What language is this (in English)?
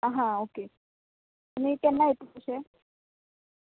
Konkani